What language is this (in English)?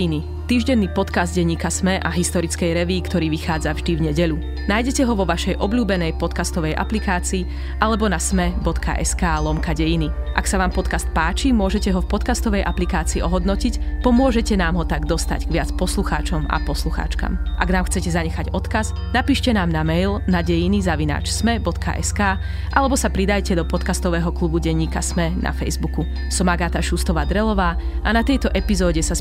Slovak